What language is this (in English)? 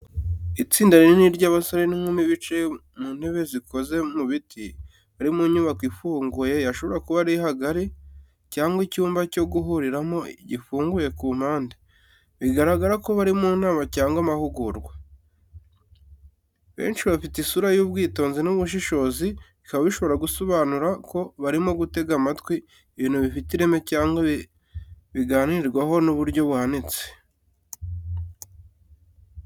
Kinyarwanda